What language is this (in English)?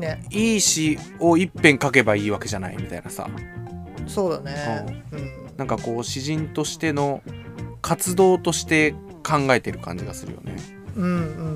Japanese